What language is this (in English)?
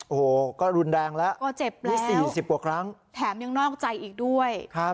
Thai